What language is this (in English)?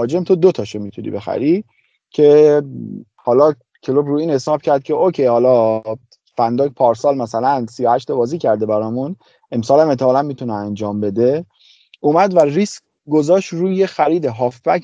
Persian